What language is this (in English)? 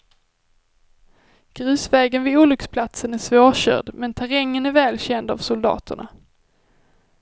Swedish